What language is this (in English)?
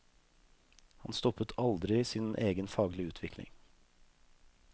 Norwegian